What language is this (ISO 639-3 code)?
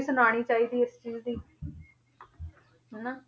pan